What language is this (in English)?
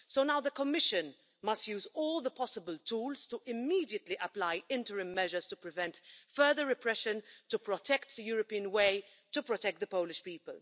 English